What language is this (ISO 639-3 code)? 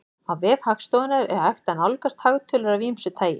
isl